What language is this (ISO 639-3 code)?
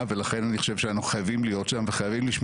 heb